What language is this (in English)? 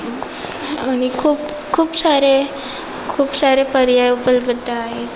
Marathi